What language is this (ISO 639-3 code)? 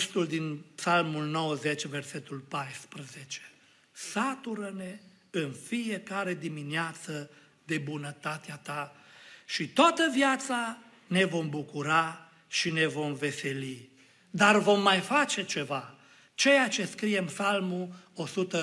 ron